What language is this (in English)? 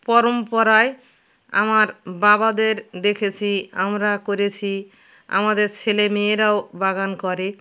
Bangla